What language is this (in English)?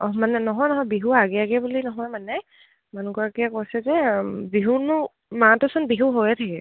Assamese